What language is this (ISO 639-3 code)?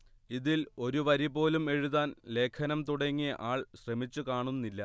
mal